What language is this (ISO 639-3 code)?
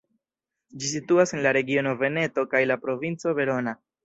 epo